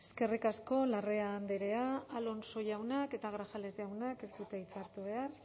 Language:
Basque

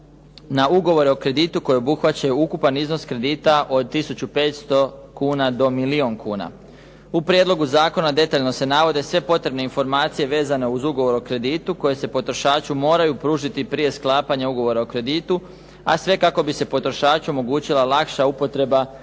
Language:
Croatian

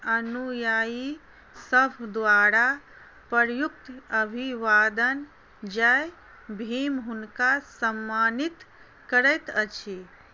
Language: Maithili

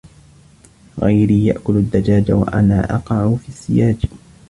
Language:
Arabic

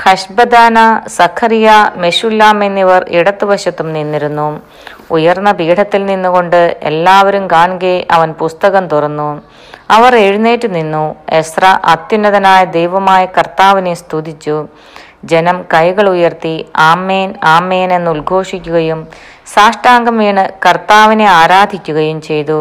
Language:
Malayalam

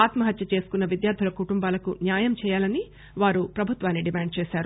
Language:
Telugu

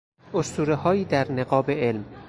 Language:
Persian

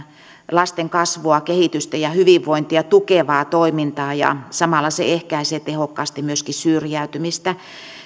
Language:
Finnish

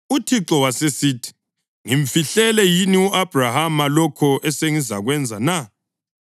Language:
North Ndebele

